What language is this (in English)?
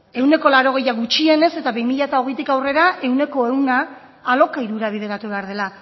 Basque